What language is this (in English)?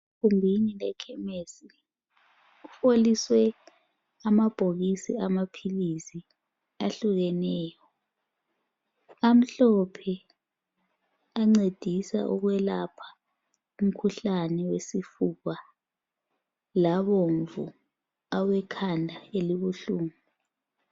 North Ndebele